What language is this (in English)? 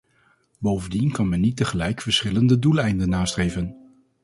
Dutch